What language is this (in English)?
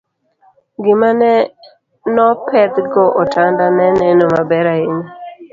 Luo (Kenya and Tanzania)